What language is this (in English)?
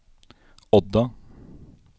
Norwegian